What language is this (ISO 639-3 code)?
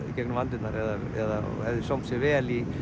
isl